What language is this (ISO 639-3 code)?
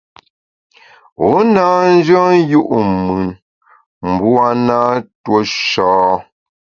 bax